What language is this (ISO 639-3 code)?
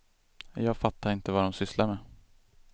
swe